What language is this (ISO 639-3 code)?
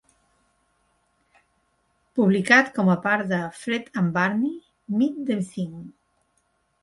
cat